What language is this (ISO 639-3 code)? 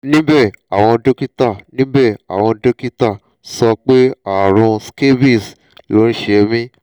yor